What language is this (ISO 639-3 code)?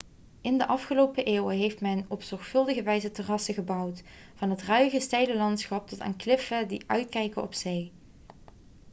nld